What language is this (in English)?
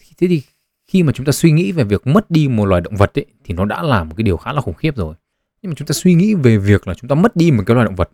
Vietnamese